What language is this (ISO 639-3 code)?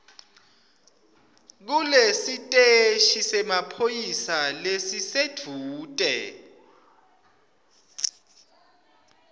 ssw